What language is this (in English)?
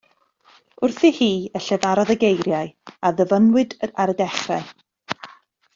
Welsh